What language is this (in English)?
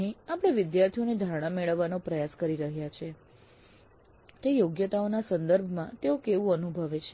Gujarati